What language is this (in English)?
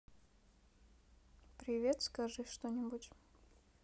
Russian